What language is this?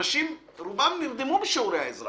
Hebrew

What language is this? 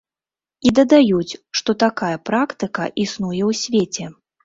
Belarusian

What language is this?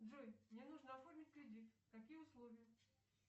Russian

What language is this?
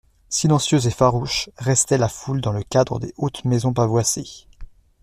French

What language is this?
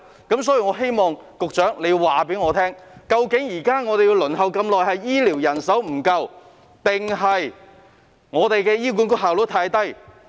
Cantonese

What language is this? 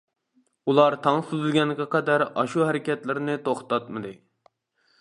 Uyghur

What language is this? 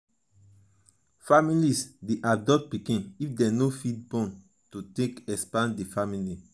Nigerian Pidgin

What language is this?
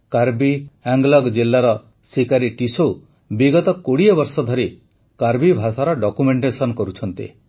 Odia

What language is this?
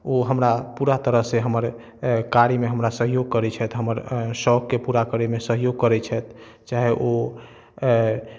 Maithili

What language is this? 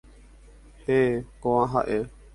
Guarani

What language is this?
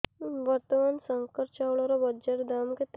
Odia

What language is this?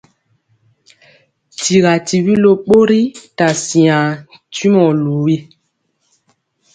Mpiemo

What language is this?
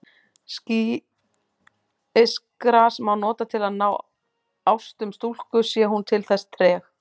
Icelandic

